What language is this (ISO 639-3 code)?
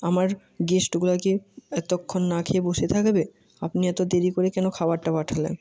ben